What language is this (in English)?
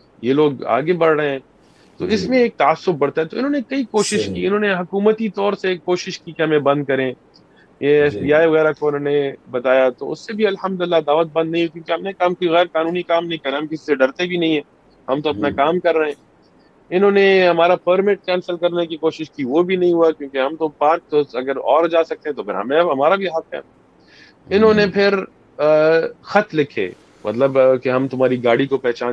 Urdu